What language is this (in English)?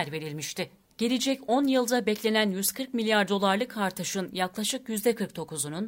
Turkish